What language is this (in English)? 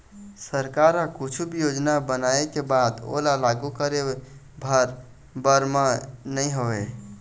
Chhattisgarhi